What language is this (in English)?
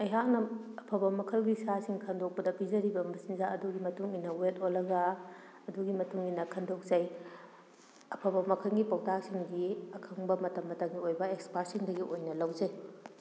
Manipuri